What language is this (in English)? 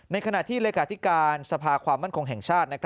Thai